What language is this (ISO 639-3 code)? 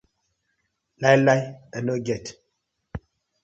pcm